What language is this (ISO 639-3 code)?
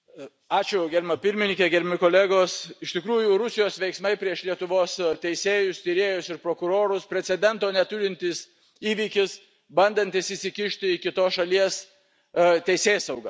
lit